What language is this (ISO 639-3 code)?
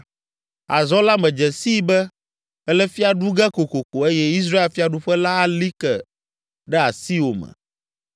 ewe